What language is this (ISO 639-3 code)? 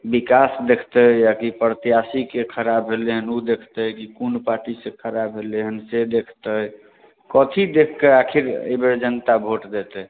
mai